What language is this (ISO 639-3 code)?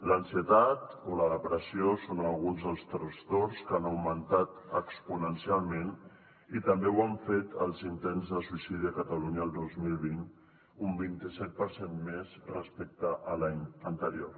cat